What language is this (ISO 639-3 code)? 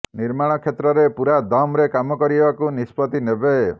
ori